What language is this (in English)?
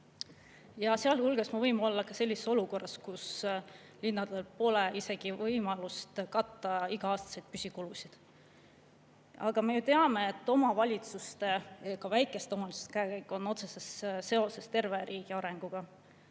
Estonian